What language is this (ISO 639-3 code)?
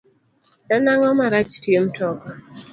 luo